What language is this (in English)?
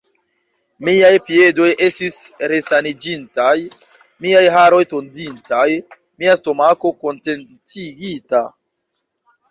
Esperanto